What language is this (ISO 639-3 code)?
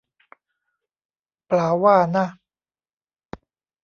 tha